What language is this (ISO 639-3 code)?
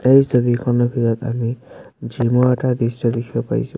asm